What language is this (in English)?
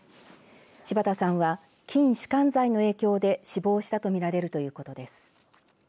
Japanese